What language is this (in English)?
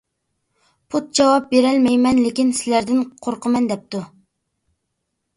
Uyghur